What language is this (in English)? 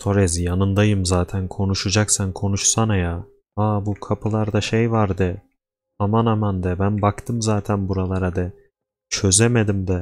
Turkish